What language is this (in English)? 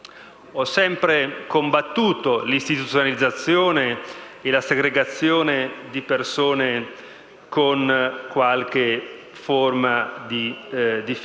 Italian